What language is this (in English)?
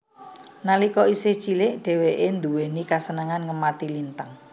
Javanese